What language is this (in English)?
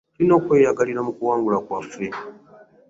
Ganda